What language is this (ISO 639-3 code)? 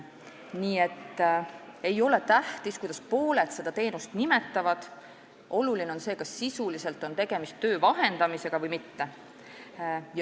est